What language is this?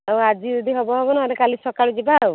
Odia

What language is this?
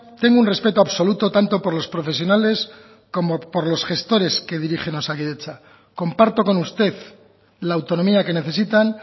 Spanish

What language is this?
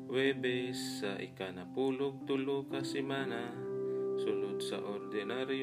Filipino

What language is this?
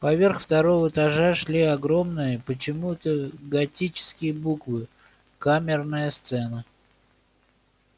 Russian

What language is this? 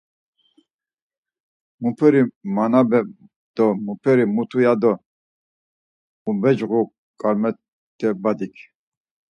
Laz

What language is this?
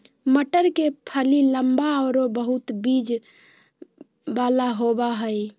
Magahi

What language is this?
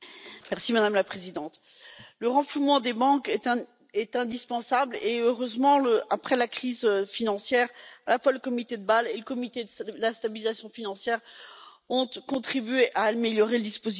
French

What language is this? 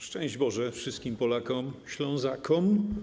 Polish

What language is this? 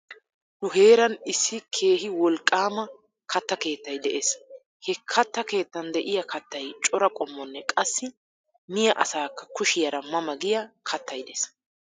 Wolaytta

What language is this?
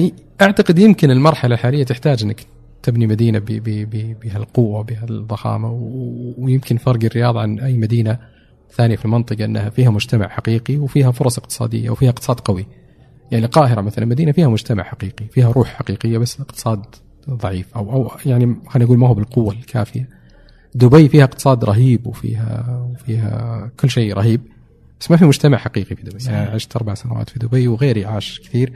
Arabic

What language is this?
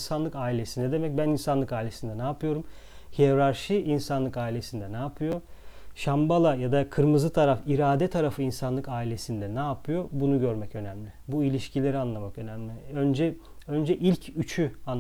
Turkish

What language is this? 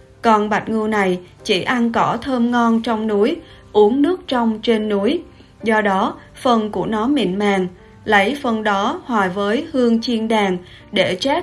Vietnamese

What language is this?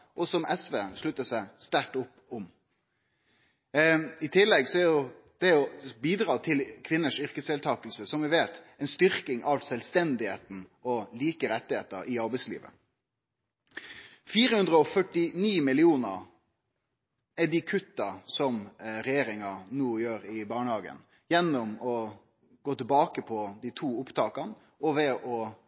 Norwegian Nynorsk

